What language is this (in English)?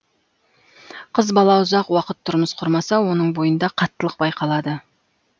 Kazakh